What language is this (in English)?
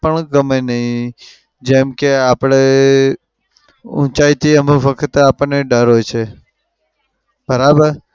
Gujarati